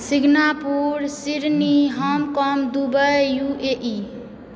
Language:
Maithili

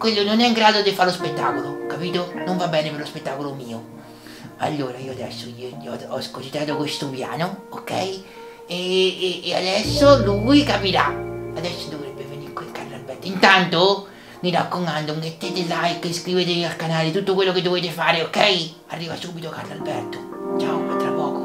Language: Italian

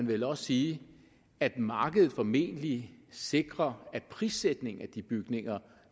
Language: Danish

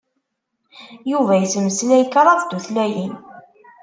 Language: Kabyle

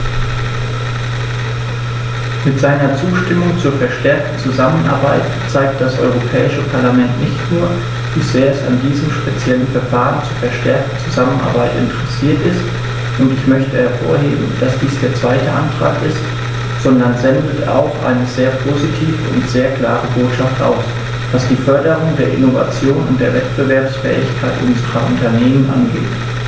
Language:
German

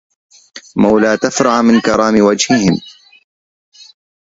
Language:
Arabic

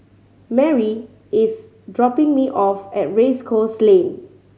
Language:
English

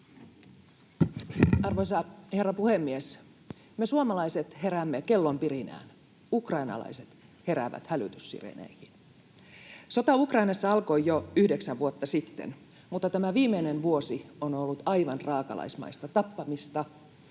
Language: Finnish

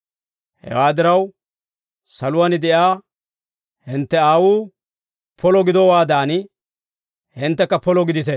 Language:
Dawro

